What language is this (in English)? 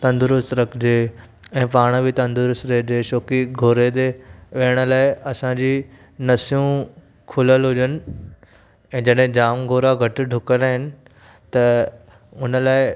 Sindhi